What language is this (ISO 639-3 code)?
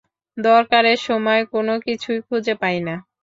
ben